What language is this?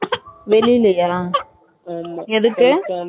Tamil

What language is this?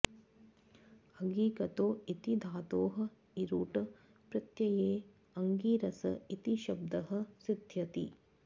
Sanskrit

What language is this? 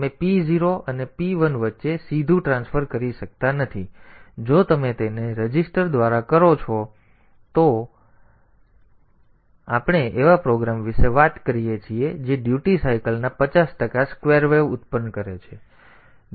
Gujarati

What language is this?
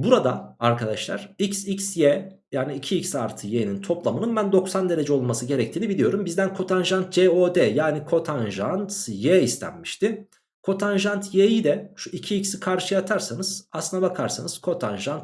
Turkish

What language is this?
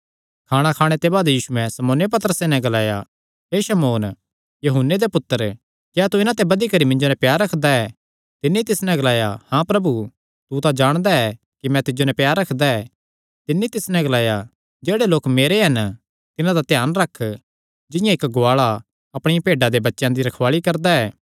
Kangri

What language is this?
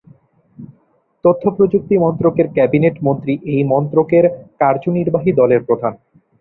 Bangla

